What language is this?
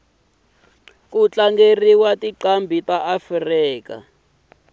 Tsonga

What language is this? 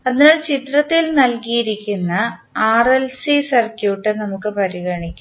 Malayalam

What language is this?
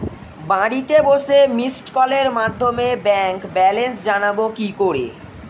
Bangla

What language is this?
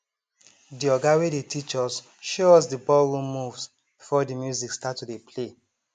Nigerian Pidgin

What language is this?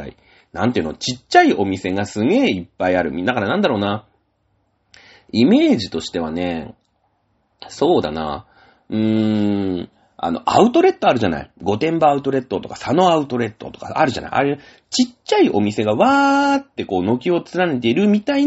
Japanese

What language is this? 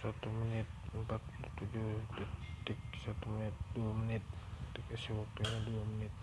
Indonesian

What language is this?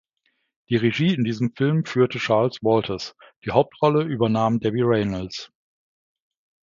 German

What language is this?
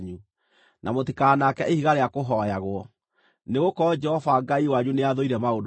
Kikuyu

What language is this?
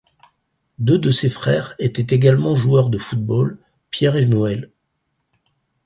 French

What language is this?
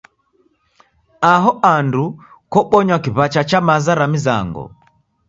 Taita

